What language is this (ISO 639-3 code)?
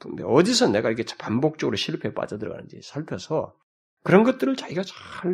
kor